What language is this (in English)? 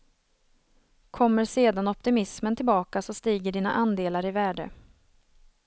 Swedish